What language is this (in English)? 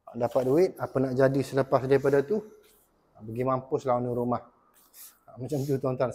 Malay